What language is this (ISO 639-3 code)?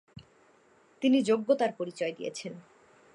ben